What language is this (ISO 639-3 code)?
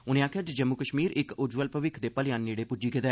doi